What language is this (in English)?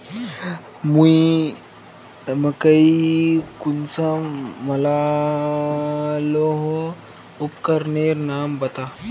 Magahi